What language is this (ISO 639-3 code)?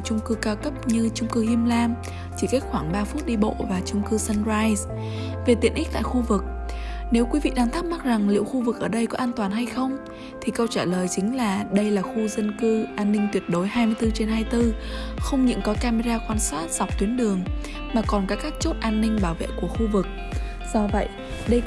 vie